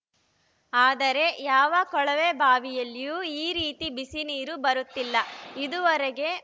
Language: Kannada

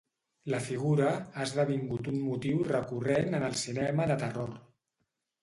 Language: Catalan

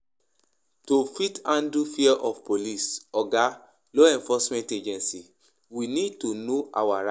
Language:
Nigerian Pidgin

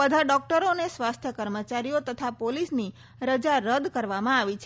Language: Gujarati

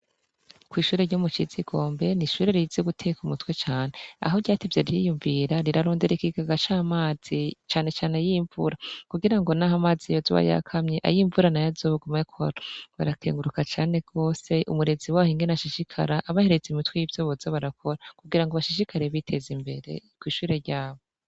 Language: Rundi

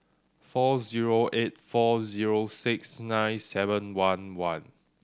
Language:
English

